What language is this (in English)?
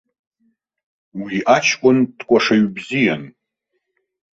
Abkhazian